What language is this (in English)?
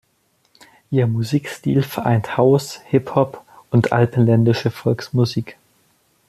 German